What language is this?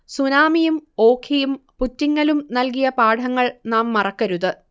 Malayalam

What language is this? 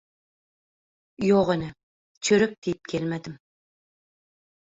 Turkmen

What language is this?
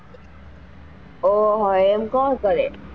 Gujarati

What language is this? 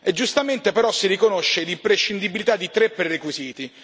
Italian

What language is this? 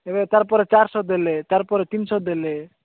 Odia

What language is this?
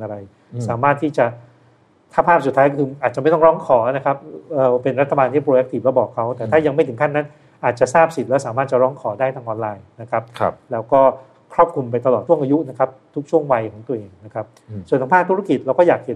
Thai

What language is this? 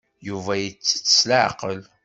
Kabyle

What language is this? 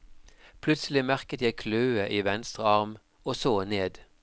Norwegian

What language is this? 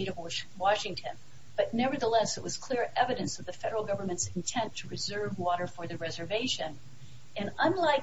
English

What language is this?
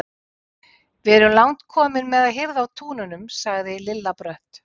Icelandic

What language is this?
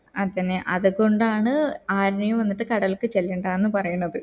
Malayalam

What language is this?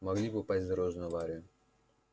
Russian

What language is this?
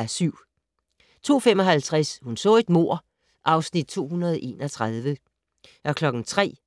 Danish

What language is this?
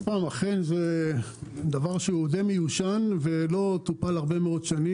Hebrew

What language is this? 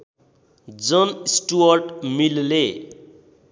Nepali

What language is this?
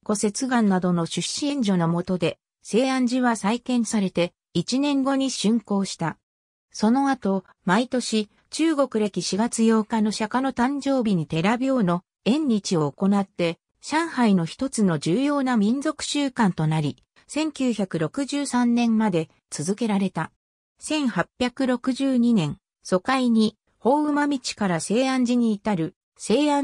Japanese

